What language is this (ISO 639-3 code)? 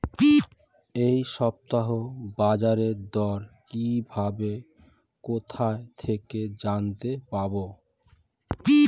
ben